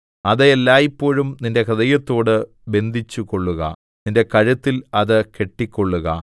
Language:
Malayalam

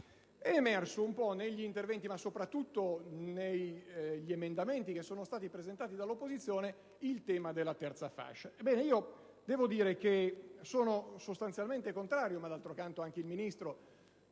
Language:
Italian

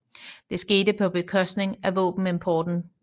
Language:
Danish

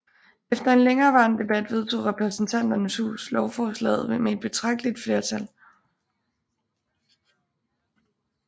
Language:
Danish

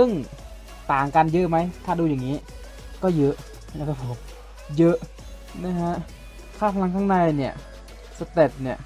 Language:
Thai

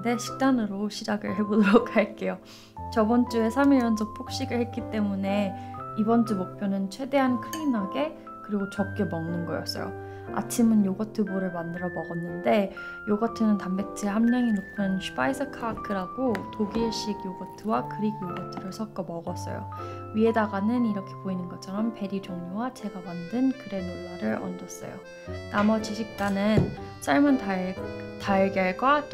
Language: Korean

